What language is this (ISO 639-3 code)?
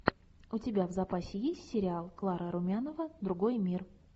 rus